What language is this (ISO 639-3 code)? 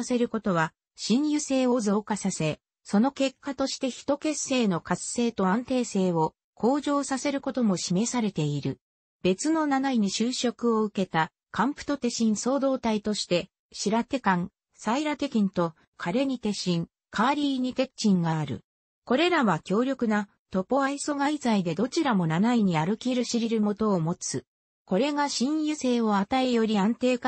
jpn